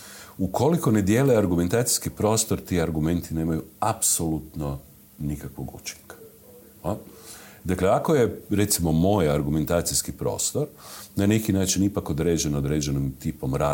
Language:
Croatian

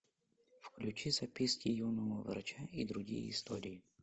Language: Russian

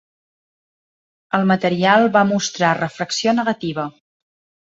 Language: Catalan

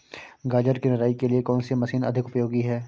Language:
Hindi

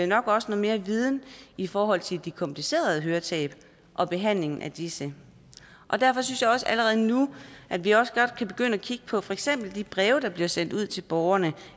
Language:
Danish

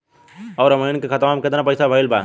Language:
Bhojpuri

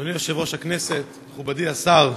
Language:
Hebrew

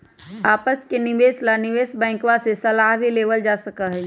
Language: Magahi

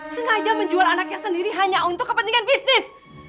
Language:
Indonesian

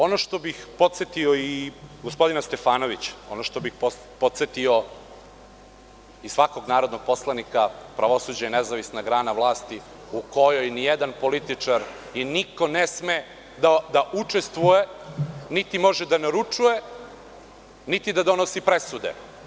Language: Serbian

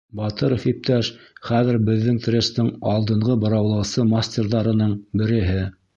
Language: Bashkir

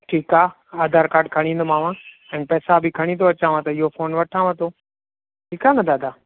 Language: Sindhi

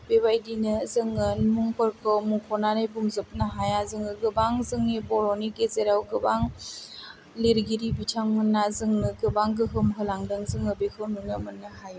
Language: Bodo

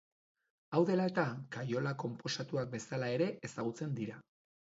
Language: Basque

